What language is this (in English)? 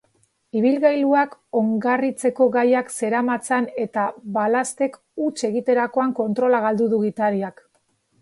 Basque